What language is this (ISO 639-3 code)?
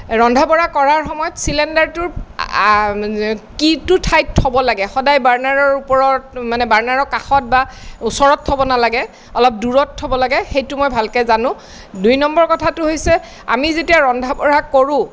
asm